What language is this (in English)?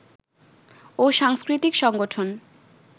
Bangla